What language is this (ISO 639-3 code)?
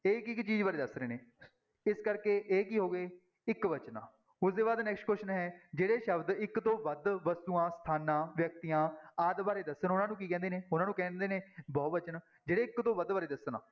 pan